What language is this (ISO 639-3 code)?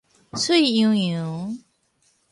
nan